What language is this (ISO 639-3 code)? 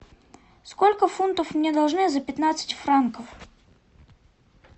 rus